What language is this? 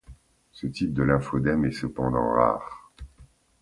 French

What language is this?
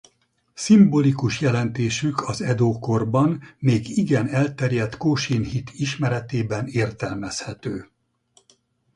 Hungarian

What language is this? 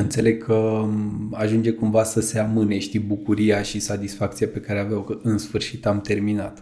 Romanian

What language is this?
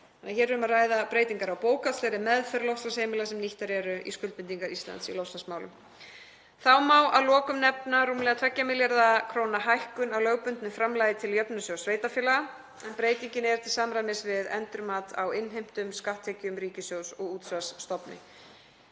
Icelandic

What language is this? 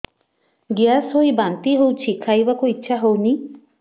Odia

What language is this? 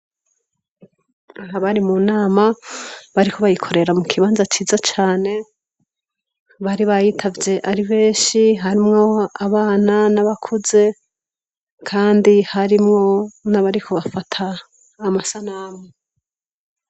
Rundi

